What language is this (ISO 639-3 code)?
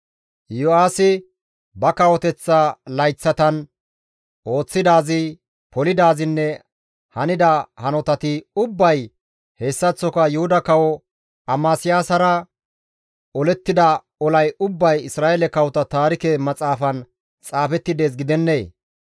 gmv